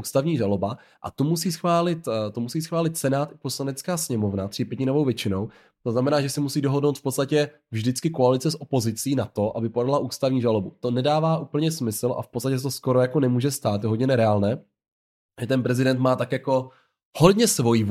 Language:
Czech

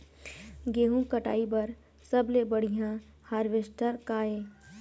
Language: Chhattisgarhi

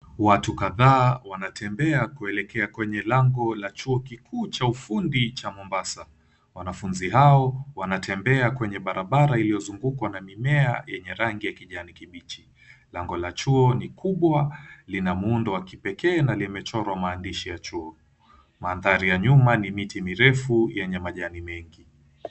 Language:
Swahili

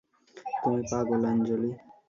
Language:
Bangla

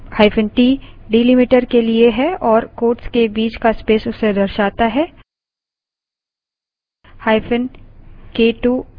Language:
Hindi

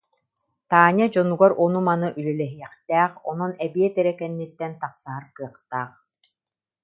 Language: Yakut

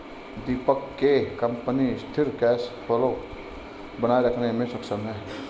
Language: Hindi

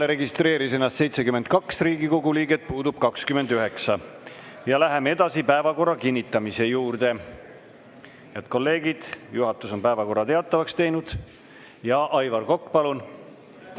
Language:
Estonian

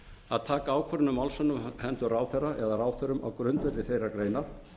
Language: Icelandic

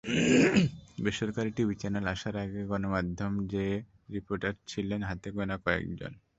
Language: Bangla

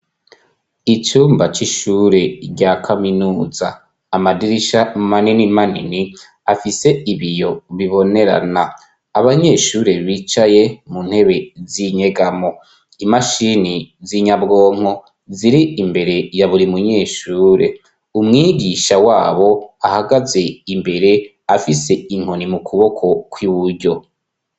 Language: Rundi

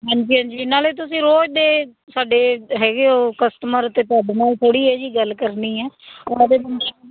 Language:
Punjabi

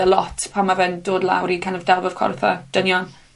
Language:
Welsh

